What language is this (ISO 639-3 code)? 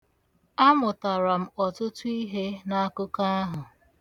ibo